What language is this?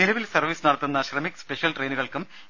Malayalam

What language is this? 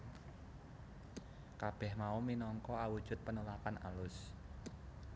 Javanese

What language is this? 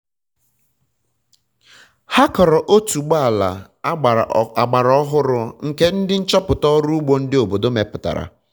Igbo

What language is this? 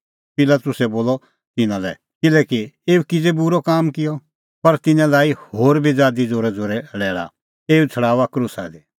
Kullu Pahari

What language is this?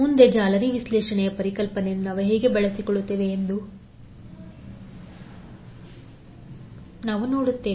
Kannada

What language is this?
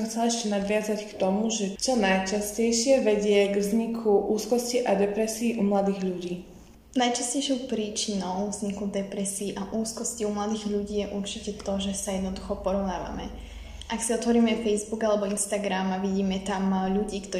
Slovak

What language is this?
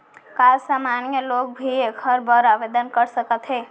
Chhattisgarhi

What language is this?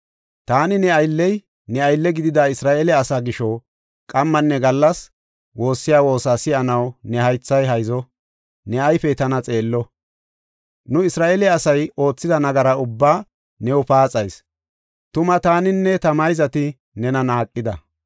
Gofa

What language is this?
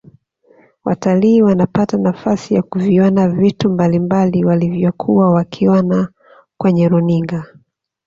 Swahili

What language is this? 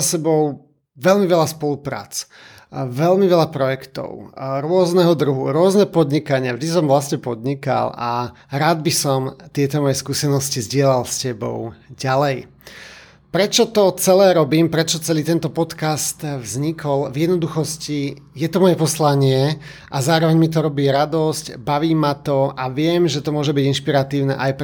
Slovak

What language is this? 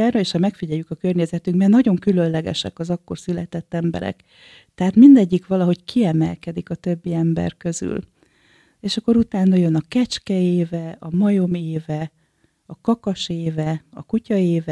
Hungarian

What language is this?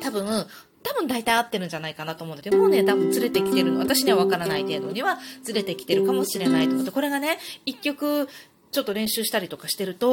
Japanese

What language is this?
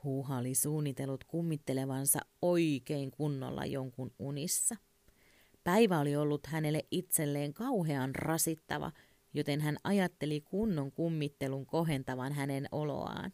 Finnish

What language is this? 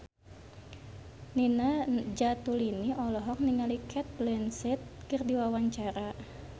Sundanese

